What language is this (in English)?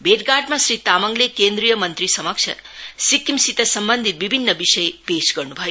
Nepali